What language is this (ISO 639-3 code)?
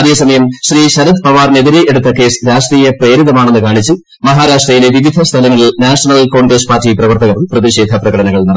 mal